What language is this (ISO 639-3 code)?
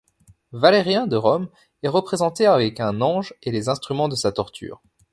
fra